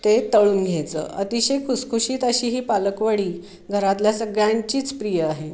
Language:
Marathi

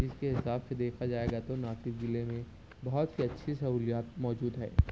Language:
Urdu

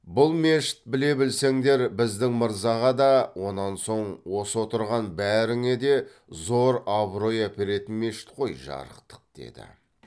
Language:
Kazakh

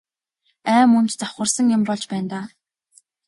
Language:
Mongolian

